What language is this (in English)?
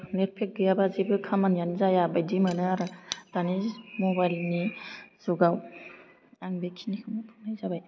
Bodo